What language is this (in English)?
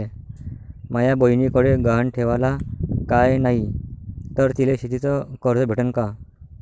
Marathi